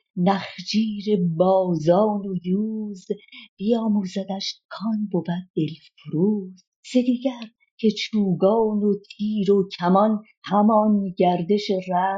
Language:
Persian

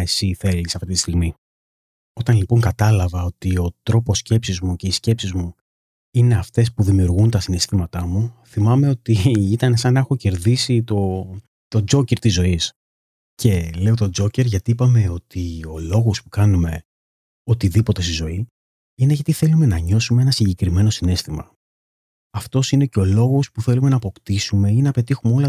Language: Greek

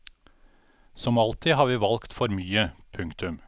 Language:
Norwegian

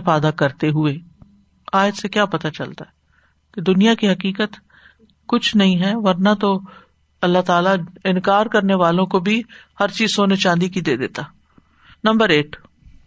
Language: Urdu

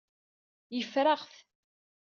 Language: Kabyle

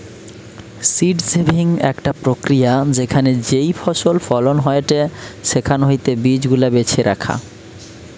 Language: Bangla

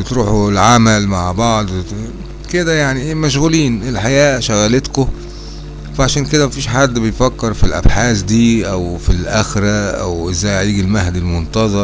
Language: Arabic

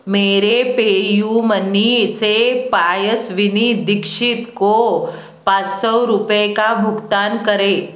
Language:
Hindi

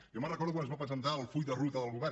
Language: Catalan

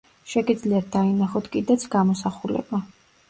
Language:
Georgian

